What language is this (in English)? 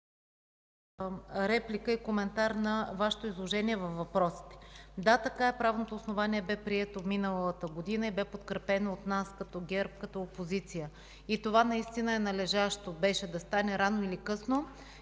Bulgarian